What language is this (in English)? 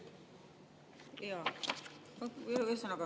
Estonian